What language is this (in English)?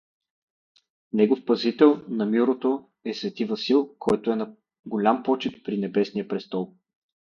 Bulgarian